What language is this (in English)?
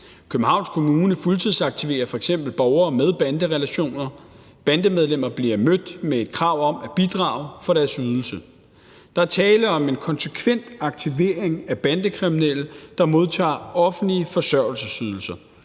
Danish